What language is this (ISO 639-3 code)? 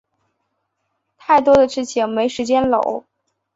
zho